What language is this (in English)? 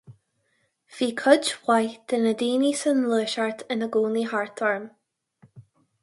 Irish